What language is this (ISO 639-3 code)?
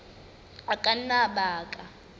sot